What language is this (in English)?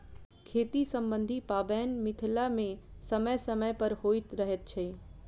Maithili